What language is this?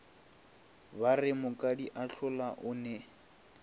Northern Sotho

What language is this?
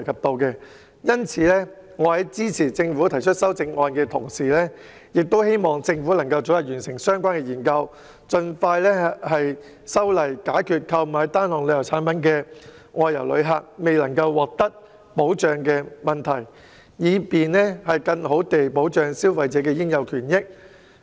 Cantonese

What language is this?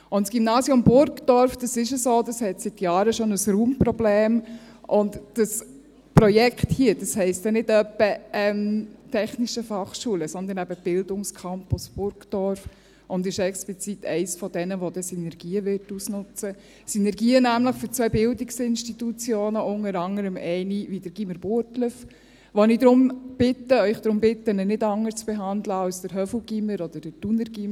Swiss German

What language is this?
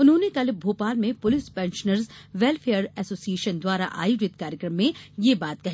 Hindi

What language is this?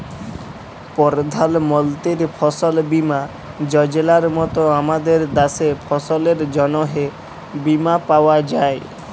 Bangla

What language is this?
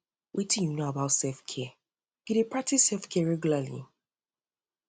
Nigerian Pidgin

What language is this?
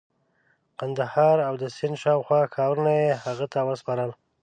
Pashto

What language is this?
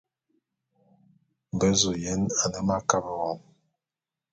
Bulu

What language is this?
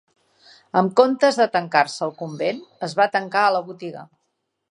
Catalan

